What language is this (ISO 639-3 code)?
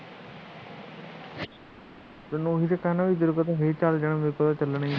pan